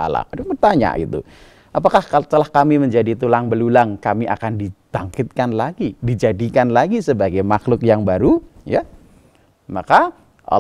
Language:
Indonesian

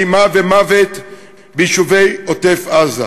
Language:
Hebrew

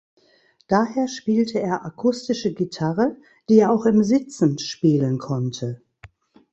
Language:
German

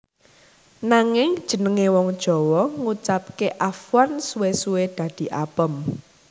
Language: Javanese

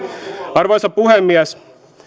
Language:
Finnish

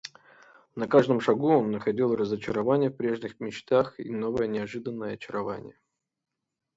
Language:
Russian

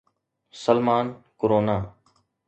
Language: Sindhi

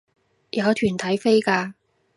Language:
Cantonese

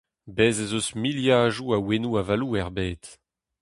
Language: Breton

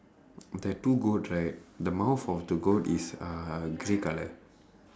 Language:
English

